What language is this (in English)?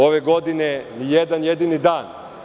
Serbian